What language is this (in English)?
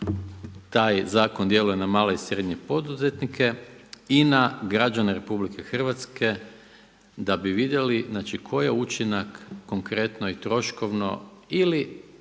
Croatian